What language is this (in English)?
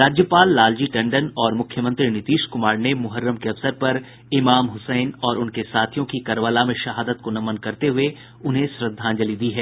Hindi